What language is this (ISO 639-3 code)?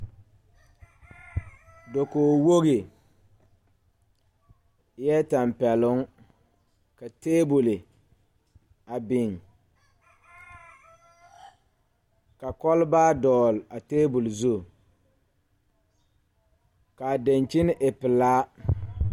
dga